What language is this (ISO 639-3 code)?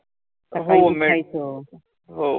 mar